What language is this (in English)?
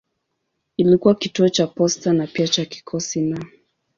Swahili